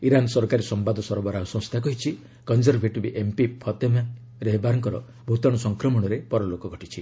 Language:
Odia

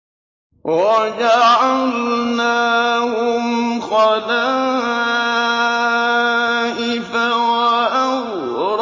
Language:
Arabic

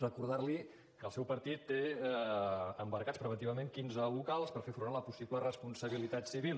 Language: Catalan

